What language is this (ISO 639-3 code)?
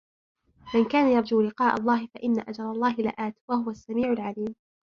ara